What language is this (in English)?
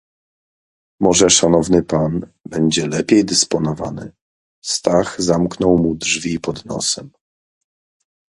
Polish